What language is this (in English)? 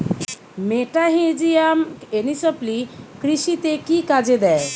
Bangla